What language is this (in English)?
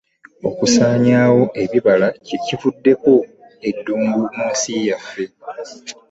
Ganda